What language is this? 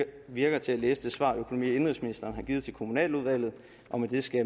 Danish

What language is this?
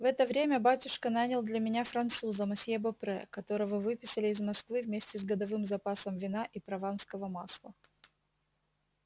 Russian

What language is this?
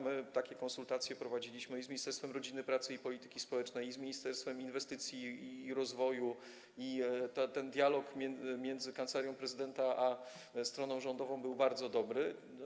Polish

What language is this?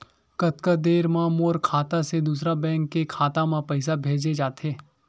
Chhattisgarhi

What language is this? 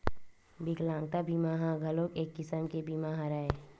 Chhattisgarhi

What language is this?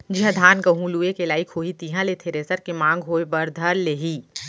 Chhattisgarhi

